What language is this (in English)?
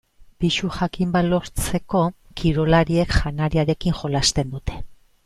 Basque